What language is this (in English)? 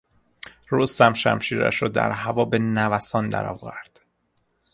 Persian